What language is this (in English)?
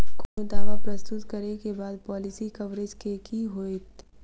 Maithili